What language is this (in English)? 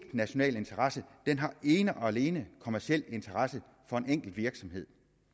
Danish